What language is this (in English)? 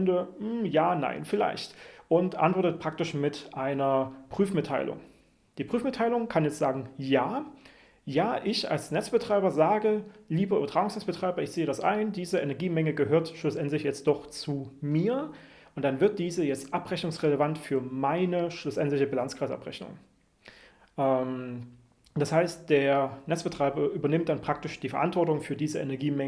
German